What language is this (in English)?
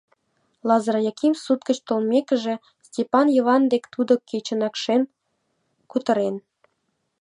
Mari